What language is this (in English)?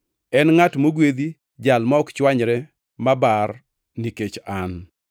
Luo (Kenya and Tanzania)